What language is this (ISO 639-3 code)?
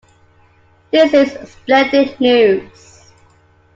eng